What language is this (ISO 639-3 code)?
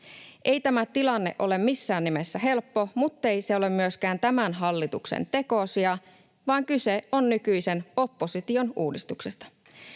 fin